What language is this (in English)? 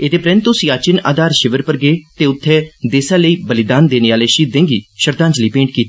Dogri